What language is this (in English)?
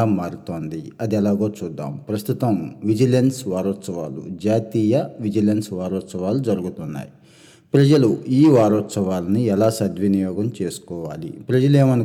Telugu